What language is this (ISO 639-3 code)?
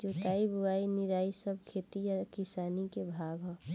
bho